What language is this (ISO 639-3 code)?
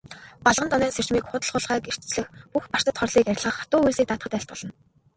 mon